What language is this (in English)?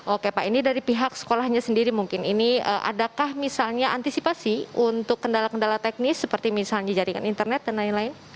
Indonesian